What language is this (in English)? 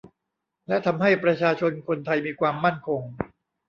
Thai